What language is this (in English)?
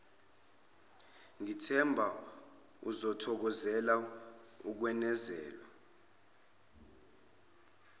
Zulu